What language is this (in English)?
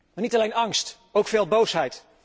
Dutch